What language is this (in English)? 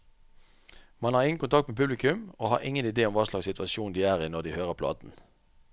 Norwegian